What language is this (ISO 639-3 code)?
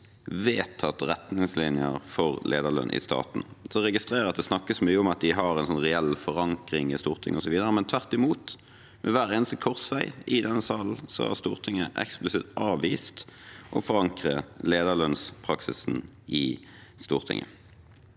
nor